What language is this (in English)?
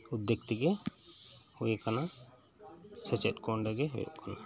Santali